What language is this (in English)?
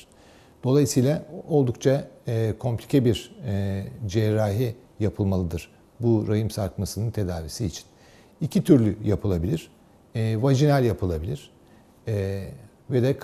Turkish